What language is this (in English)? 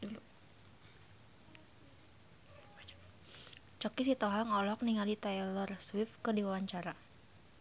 Sundanese